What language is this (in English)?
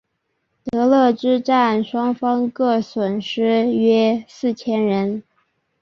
Chinese